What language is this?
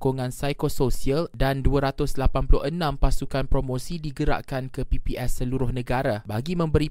Malay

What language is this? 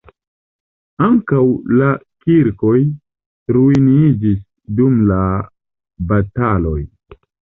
Esperanto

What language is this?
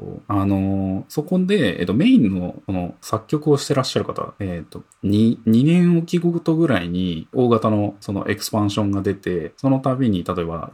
Japanese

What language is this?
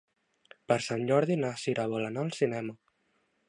Catalan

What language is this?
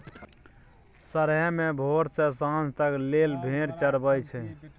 Maithili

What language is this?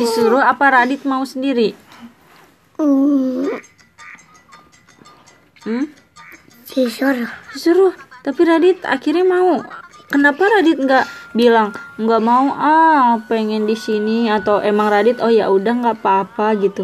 Indonesian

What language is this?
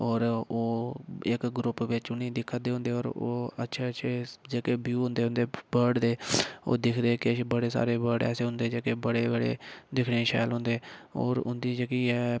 Dogri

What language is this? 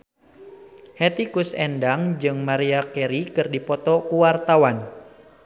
Sundanese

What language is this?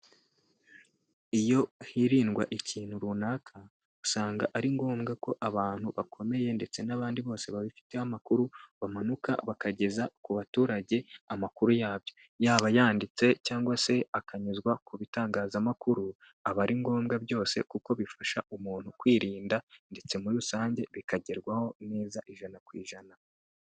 Kinyarwanda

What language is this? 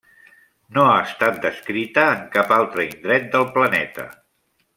Catalan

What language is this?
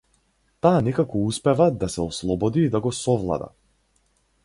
Macedonian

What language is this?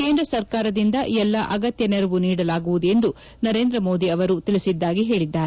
Kannada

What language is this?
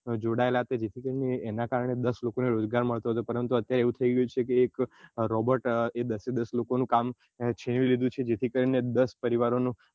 Gujarati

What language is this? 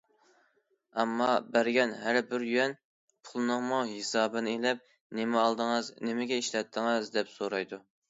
Uyghur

